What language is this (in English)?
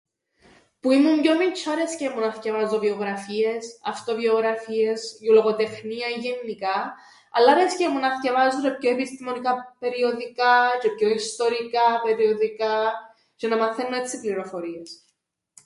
Greek